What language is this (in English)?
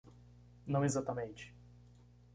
Portuguese